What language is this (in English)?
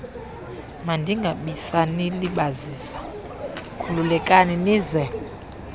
Xhosa